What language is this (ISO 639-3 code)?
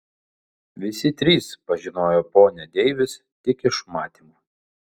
lit